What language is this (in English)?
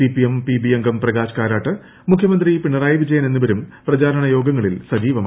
Malayalam